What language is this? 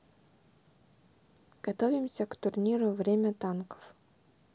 Russian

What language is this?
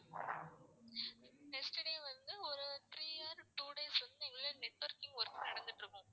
Tamil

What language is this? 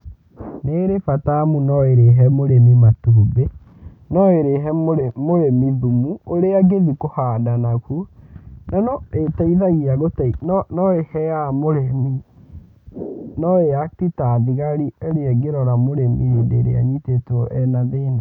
Kikuyu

